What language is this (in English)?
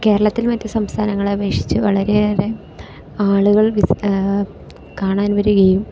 Malayalam